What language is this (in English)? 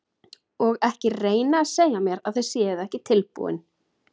Icelandic